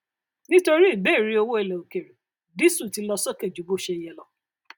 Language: Yoruba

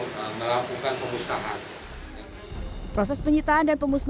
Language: Indonesian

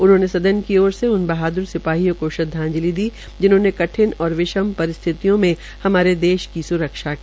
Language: Hindi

